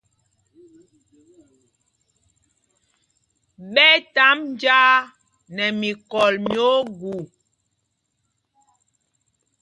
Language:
Mpumpong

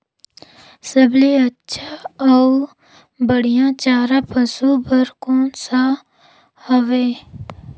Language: Chhattisgarhi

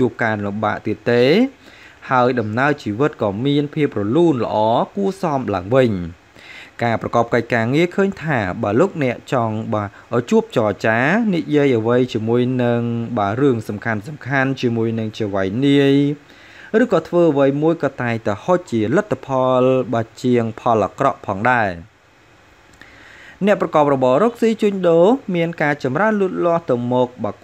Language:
Vietnamese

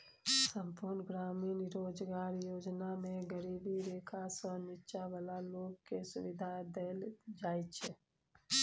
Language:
Maithili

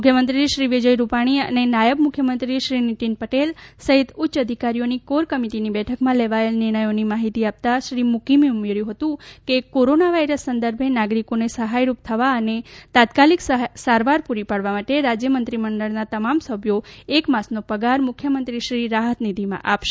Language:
Gujarati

